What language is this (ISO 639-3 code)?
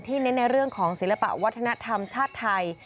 tha